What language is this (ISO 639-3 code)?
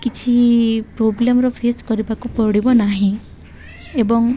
ori